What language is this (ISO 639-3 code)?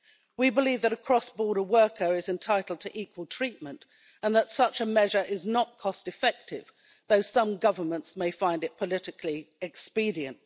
eng